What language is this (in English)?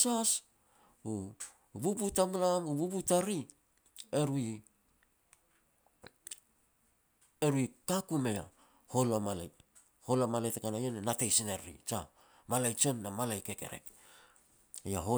Petats